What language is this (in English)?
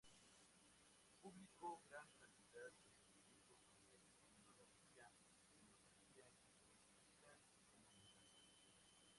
Spanish